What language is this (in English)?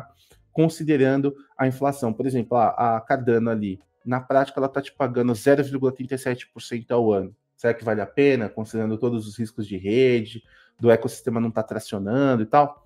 Portuguese